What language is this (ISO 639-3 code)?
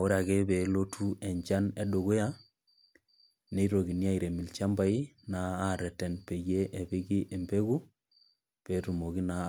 mas